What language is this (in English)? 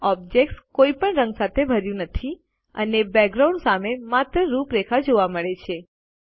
Gujarati